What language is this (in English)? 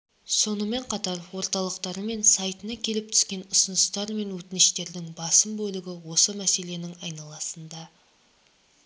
Kazakh